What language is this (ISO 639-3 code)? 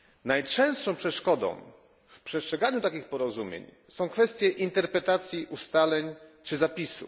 pol